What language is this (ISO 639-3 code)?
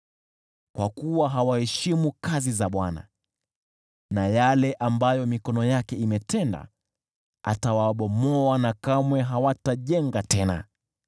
swa